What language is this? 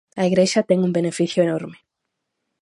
Galician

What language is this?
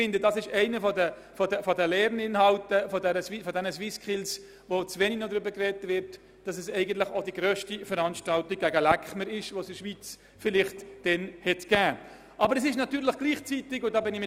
Swiss German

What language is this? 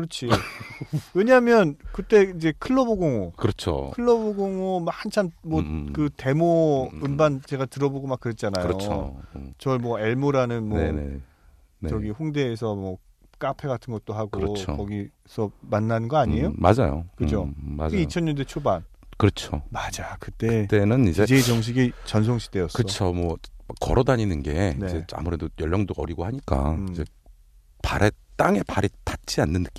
Korean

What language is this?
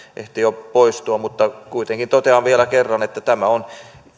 Finnish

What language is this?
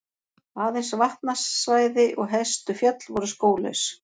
Icelandic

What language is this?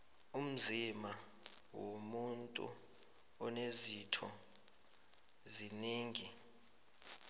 South Ndebele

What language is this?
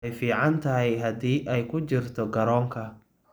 Somali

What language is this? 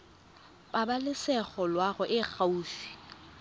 Tswana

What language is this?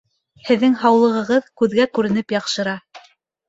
Bashkir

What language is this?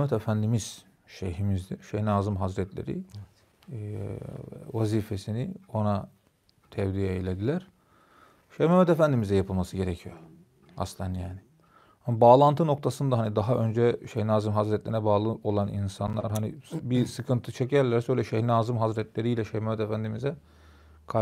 Turkish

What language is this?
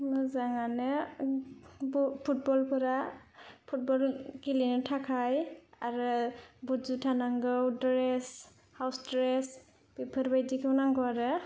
Bodo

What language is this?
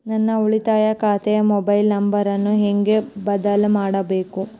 Kannada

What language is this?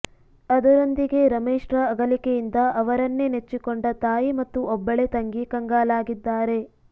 Kannada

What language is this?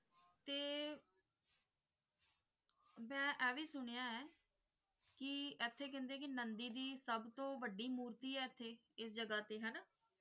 Punjabi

